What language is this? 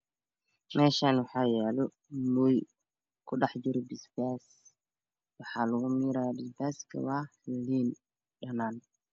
Somali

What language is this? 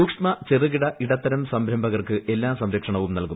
Malayalam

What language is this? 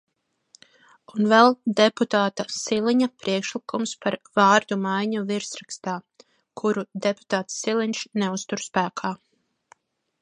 Latvian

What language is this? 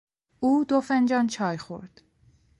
Persian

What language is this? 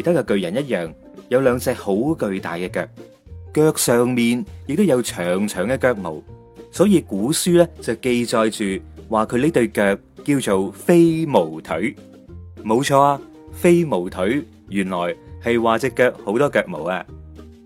Chinese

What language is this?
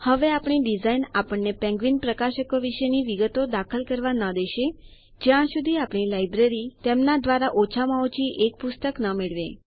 Gujarati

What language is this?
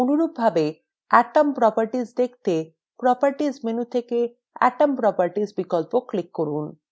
Bangla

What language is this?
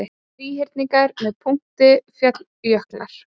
Icelandic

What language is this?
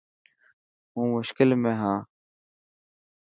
Dhatki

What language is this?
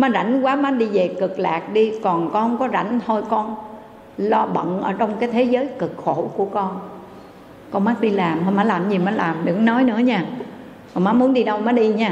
Vietnamese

